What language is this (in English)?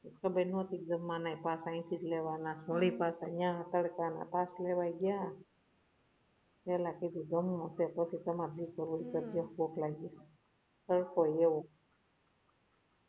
Gujarati